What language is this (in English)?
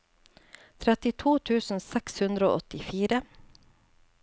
Norwegian